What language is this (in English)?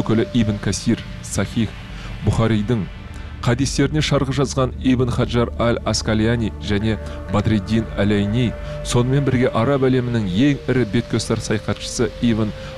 Turkish